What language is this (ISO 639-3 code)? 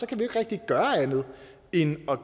dan